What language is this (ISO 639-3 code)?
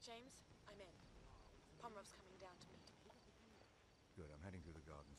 pol